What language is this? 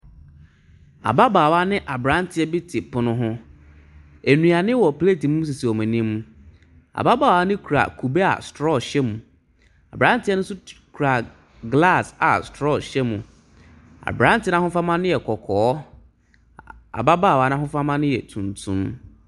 Akan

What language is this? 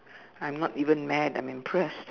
English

